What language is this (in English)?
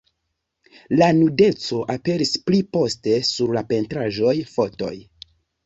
Esperanto